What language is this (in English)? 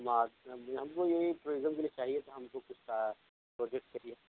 Urdu